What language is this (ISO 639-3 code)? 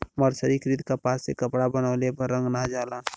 bho